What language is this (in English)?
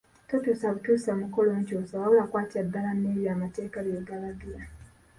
Ganda